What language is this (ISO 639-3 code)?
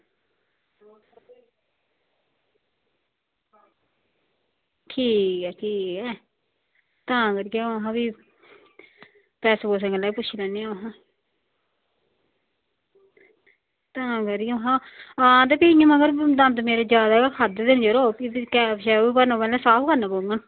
doi